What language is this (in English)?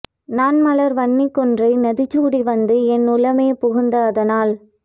Tamil